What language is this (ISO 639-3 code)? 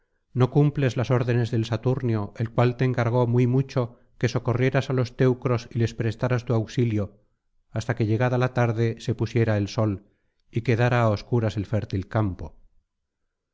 spa